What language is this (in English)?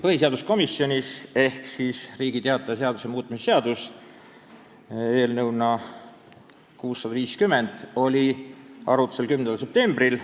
Estonian